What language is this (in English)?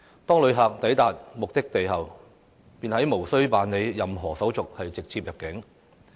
Cantonese